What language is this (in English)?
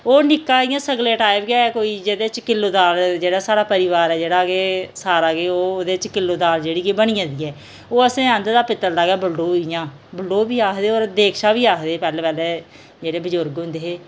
Dogri